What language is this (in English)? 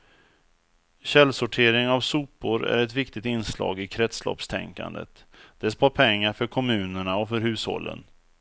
Swedish